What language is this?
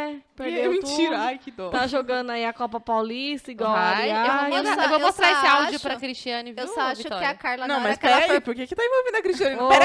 Portuguese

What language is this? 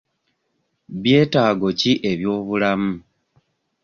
Ganda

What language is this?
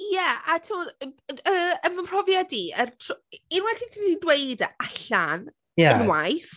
Welsh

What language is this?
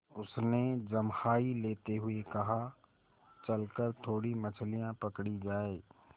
Hindi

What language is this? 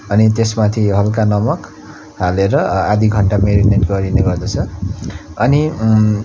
Nepali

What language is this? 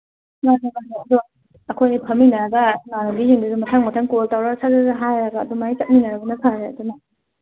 Manipuri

